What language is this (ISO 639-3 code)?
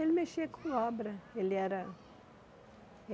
por